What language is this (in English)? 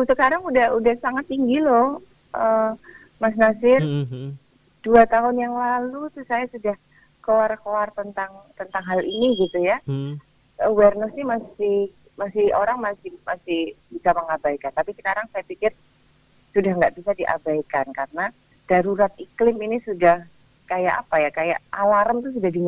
Indonesian